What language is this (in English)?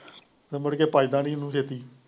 Punjabi